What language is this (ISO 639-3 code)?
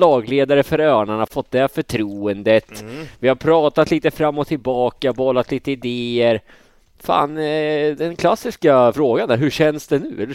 swe